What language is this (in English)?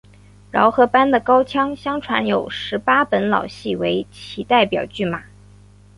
Chinese